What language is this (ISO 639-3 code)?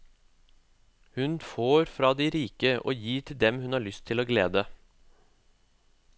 nor